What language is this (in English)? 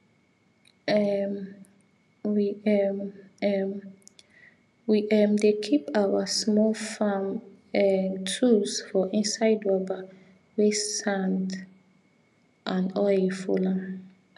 Nigerian Pidgin